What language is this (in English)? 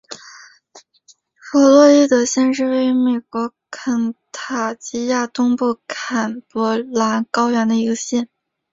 Chinese